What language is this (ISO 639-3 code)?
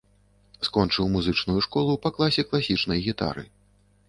bel